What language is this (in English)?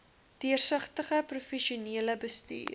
Afrikaans